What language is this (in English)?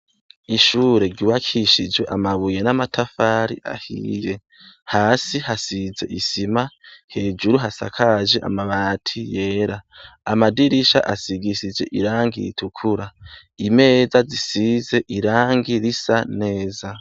Rundi